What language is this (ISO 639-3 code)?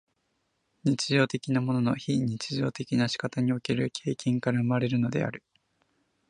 jpn